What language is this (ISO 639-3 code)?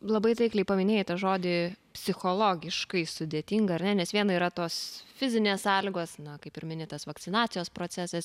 lit